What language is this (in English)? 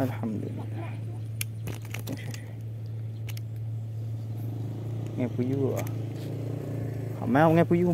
Malay